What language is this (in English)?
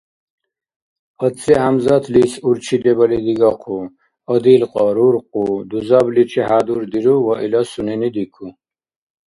Dargwa